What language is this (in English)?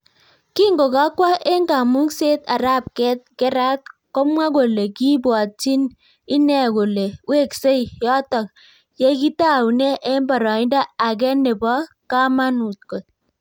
Kalenjin